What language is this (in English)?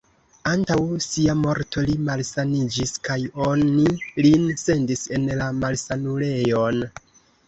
Esperanto